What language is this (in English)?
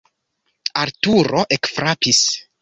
Esperanto